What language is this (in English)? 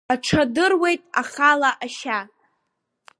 Abkhazian